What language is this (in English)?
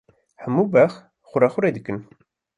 Kurdish